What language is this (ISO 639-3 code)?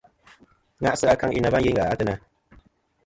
bkm